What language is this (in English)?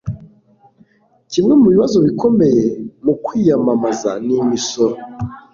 Kinyarwanda